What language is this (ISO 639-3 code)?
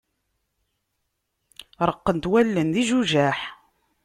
kab